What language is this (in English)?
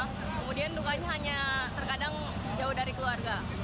Indonesian